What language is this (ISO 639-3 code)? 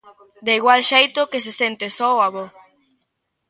glg